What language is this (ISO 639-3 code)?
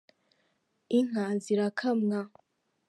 kin